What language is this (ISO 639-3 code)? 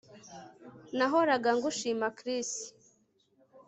kin